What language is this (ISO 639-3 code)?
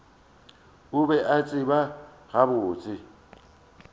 nso